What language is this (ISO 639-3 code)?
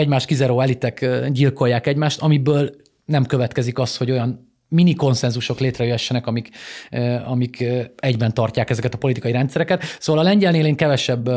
hun